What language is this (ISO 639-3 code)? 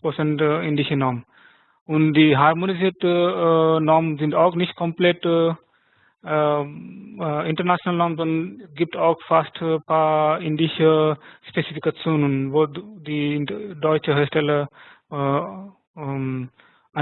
deu